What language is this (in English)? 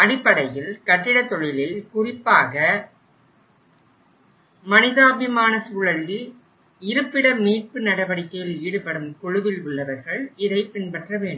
Tamil